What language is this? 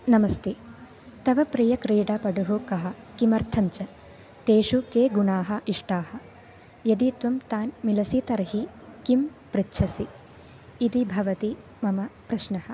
Sanskrit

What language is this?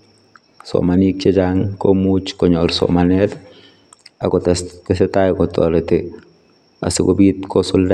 Kalenjin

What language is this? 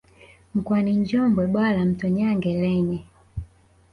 Swahili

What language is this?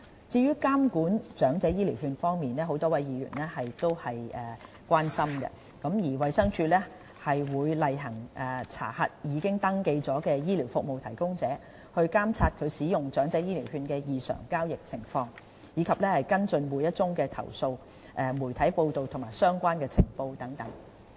Cantonese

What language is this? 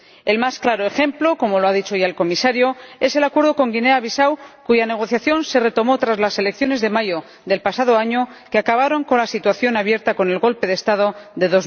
Spanish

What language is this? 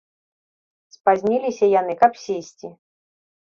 Belarusian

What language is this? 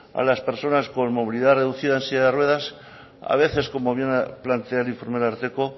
Spanish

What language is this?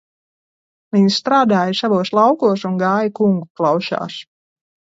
Latvian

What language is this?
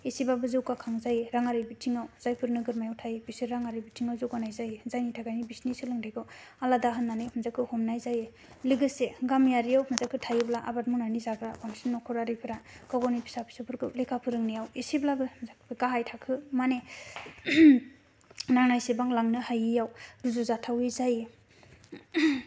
Bodo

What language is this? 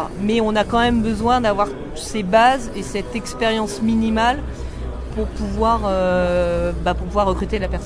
French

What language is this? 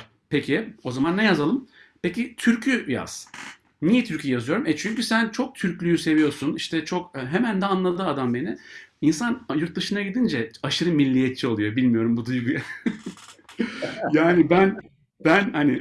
Turkish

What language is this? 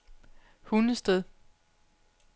Danish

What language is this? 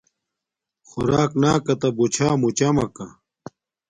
Domaaki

